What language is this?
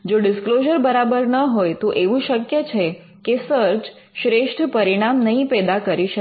Gujarati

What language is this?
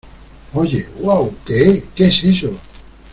Spanish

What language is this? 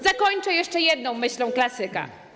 Polish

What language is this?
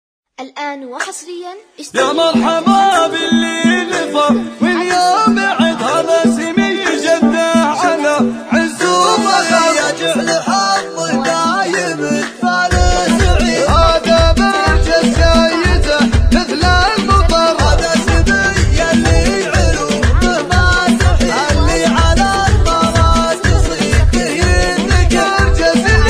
Arabic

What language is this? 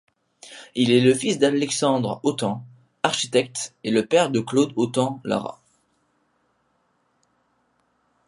French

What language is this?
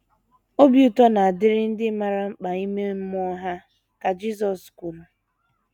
Igbo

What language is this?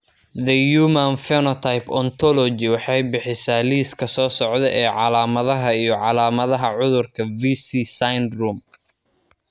Somali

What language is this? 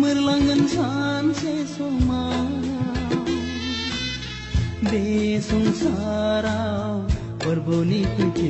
Romanian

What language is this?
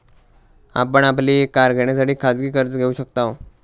Marathi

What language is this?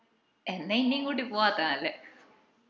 Malayalam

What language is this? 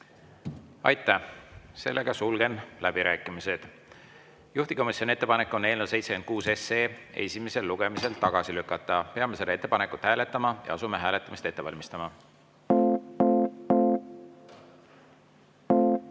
Estonian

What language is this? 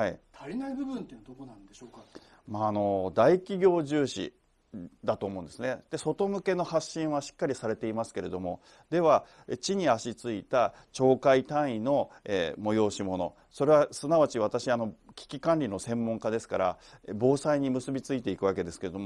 Japanese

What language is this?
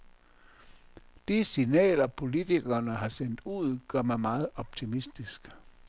Danish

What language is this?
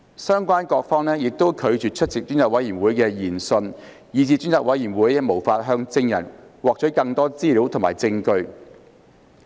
Cantonese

